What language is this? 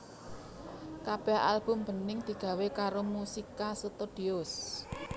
Javanese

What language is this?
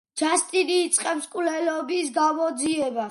Georgian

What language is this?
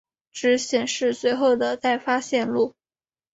Chinese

